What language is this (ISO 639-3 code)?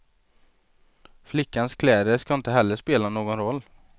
swe